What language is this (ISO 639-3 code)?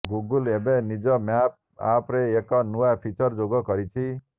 ori